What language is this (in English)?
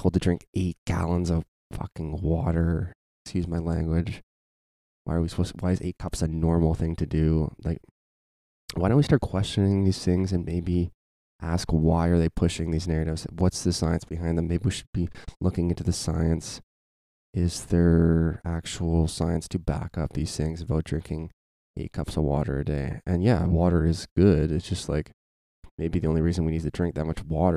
English